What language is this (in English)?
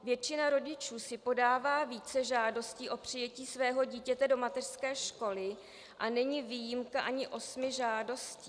Czech